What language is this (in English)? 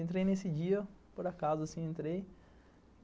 Portuguese